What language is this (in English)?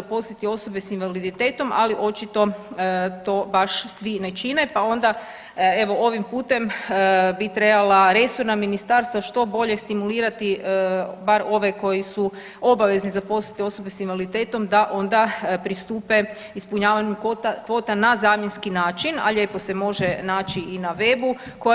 Croatian